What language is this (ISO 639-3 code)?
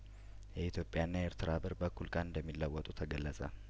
amh